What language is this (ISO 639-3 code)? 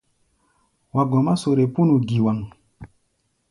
gba